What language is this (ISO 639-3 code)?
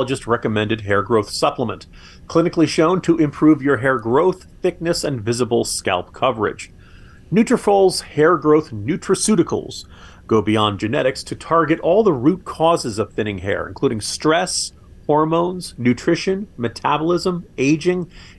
eng